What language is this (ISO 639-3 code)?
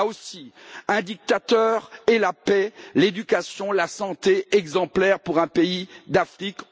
fra